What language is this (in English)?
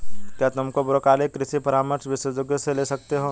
Hindi